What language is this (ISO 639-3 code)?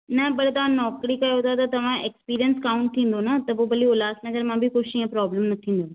snd